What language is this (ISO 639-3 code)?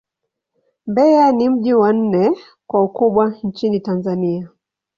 swa